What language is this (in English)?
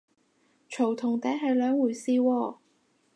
Cantonese